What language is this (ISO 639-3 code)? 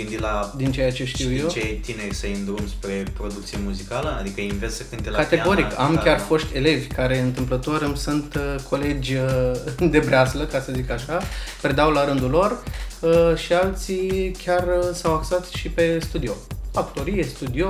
ron